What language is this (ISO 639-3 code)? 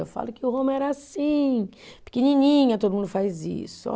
por